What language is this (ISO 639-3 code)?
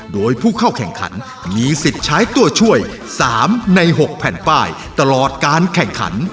tha